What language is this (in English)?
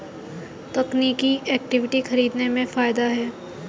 Hindi